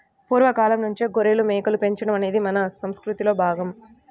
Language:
Telugu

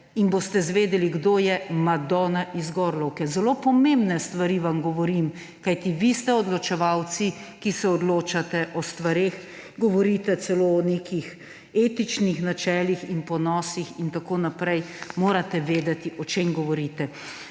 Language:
Slovenian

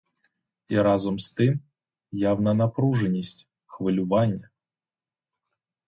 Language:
Ukrainian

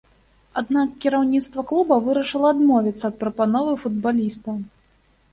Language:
Belarusian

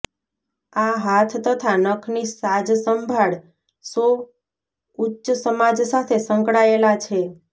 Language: Gujarati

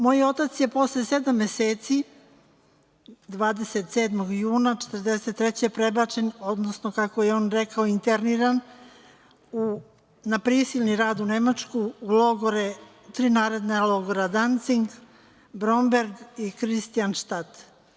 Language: Serbian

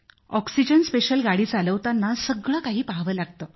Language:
Marathi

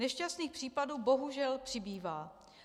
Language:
Czech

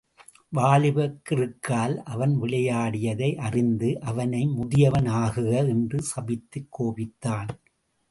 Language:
Tamil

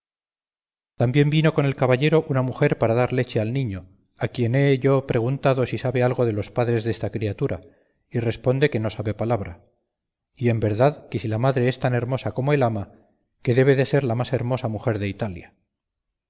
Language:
Spanish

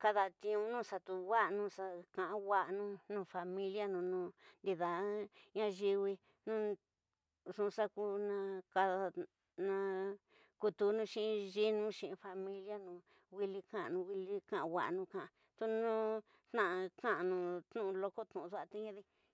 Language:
Tidaá Mixtec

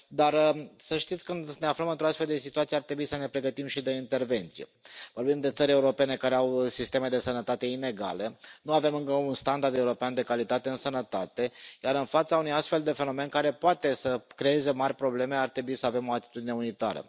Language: Romanian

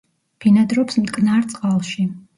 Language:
Georgian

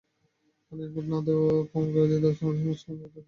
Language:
Bangla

